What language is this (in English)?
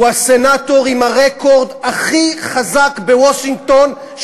Hebrew